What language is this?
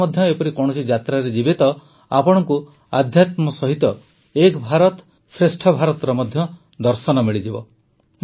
Odia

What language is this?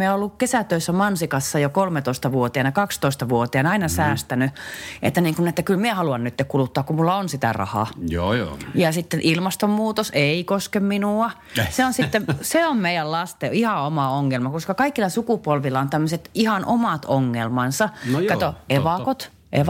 Finnish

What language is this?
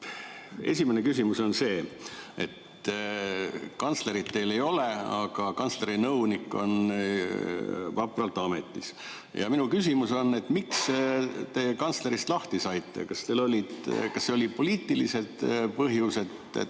Estonian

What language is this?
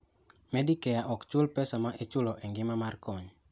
Luo (Kenya and Tanzania)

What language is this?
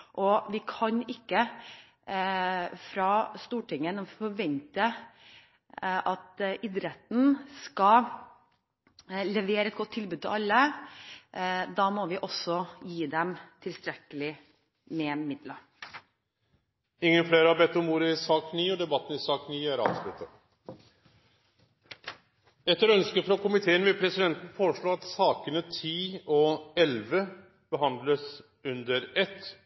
Norwegian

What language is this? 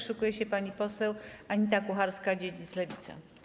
Polish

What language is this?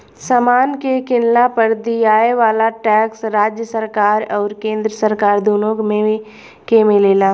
Bhojpuri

